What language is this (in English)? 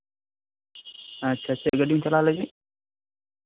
Santali